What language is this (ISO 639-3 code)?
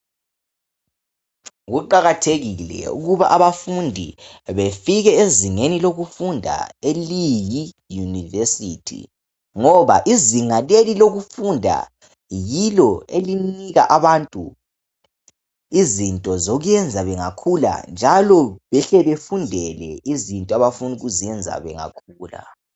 nde